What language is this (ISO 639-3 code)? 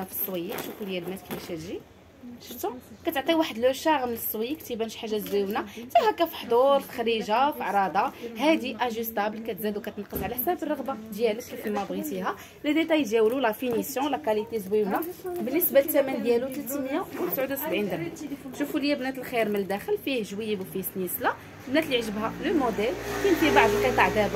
ara